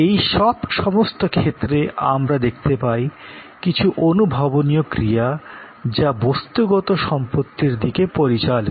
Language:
Bangla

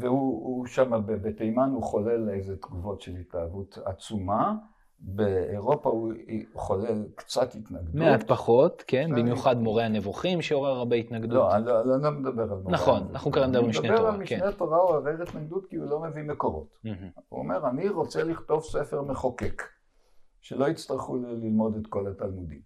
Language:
Hebrew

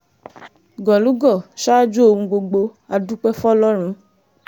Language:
Yoruba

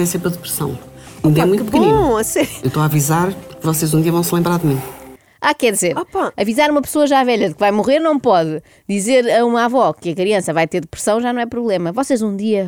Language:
Portuguese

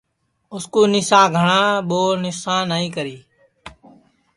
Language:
Sansi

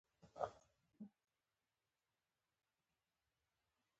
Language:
Pashto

